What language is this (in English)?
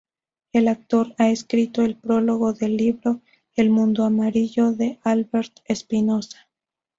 Spanish